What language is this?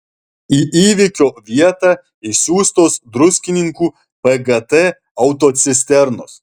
Lithuanian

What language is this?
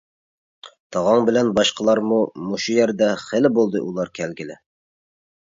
Uyghur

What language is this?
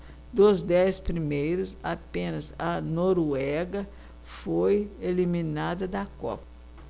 Portuguese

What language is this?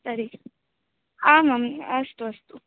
Sanskrit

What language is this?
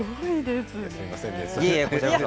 Japanese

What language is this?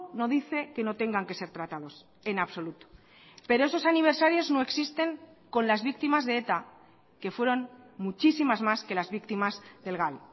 Spanish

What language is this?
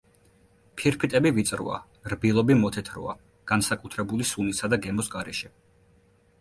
Georgian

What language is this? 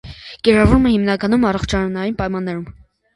Armenian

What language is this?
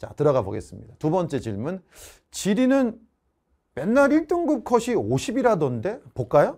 Korean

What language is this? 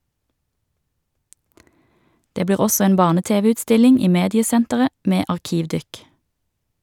Norwegian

